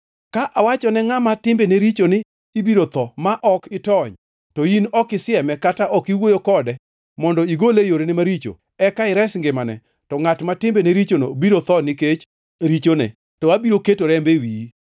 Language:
Luo (Kenya and Tanzania)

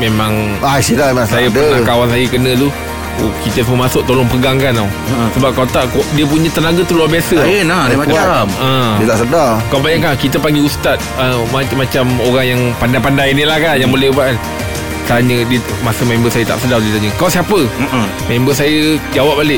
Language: Malay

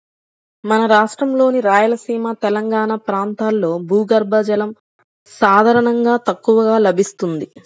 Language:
Telugu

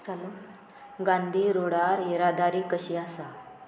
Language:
Konkani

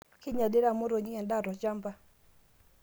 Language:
Masai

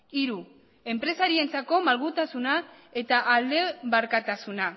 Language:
Basque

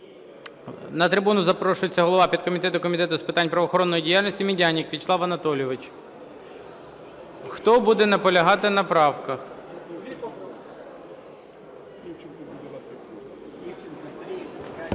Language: Ukrainian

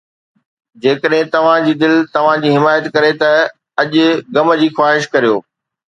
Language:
Sindhi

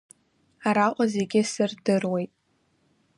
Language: Abkhazian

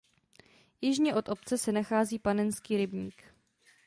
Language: Czech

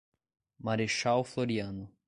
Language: Portuguese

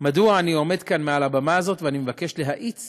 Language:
Hebrew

